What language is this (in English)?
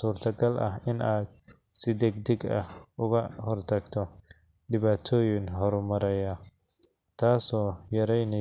Somali